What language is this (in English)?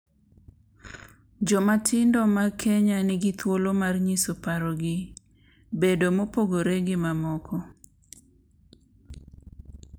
Luo (Kenya and Tanzania)